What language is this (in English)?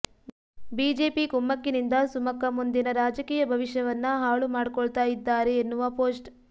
Kannada